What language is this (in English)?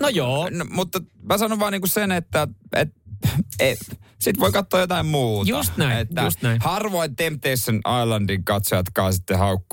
Finnish